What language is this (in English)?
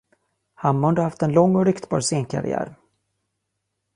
Swedish